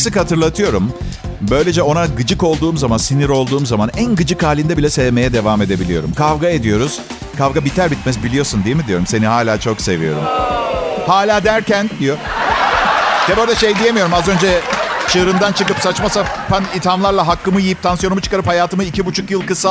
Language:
Turkish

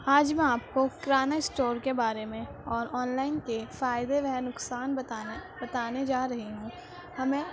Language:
Urdu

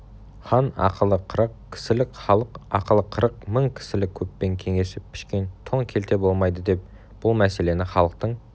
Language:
Kazakh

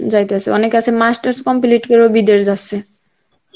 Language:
Bangla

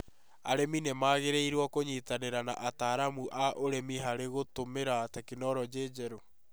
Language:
Kikuyu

